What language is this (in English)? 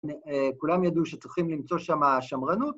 Hebrew